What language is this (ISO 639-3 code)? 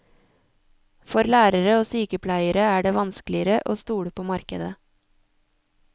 nor